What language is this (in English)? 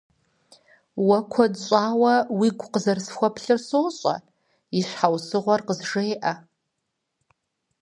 Kabardian